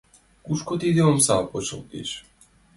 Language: Mari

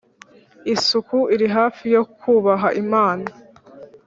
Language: Kinyarwanda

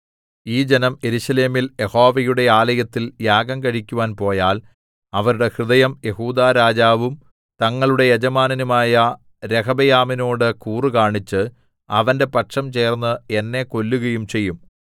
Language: Malayalam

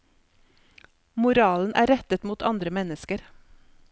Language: Norwegian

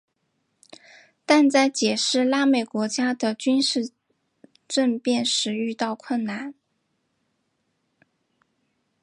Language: Chinese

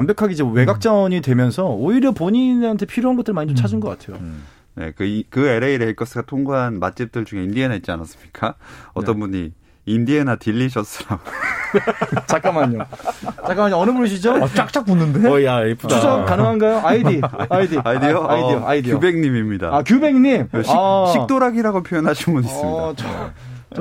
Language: Korean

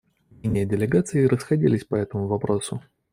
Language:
Russian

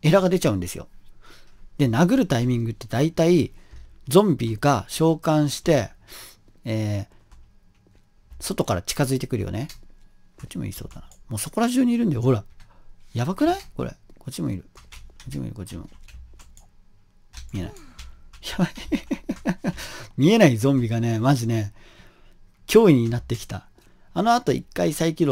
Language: Japanese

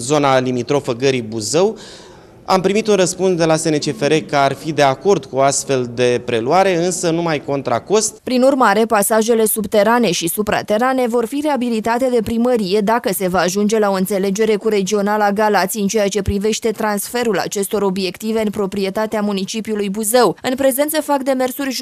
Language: Romanian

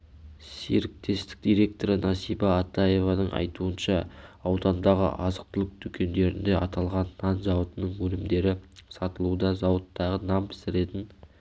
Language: Kazakh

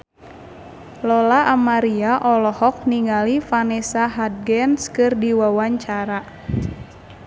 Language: Sundanese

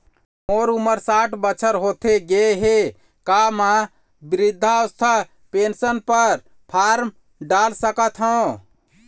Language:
Chhattisgarhi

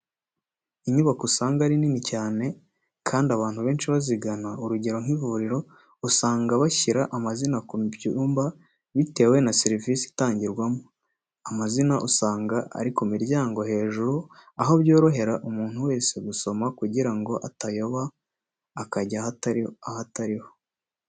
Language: Kinyarwanda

